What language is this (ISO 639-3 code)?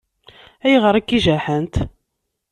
kab